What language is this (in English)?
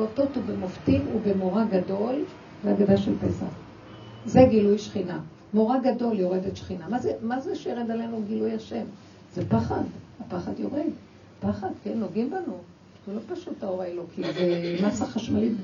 Hebrew